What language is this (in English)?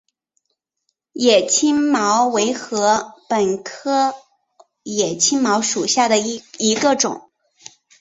Chinese